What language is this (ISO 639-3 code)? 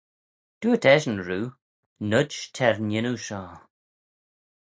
glv